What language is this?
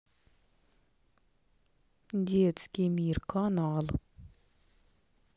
Russian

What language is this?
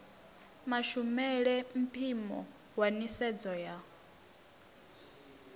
Venda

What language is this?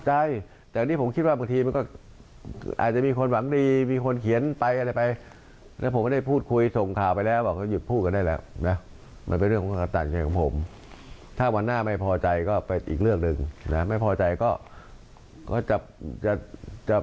Thai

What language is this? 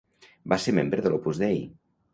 Catalan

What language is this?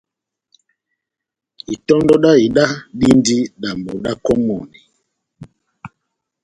Batanga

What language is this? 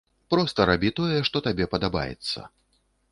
Belarusian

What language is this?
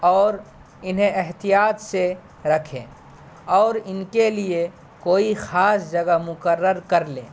Urdu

